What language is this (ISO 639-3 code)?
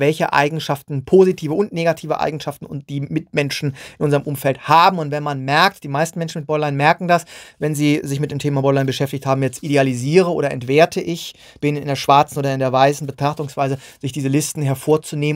deu